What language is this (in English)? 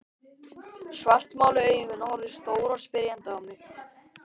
Icelandic